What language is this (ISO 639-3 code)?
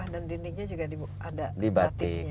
ind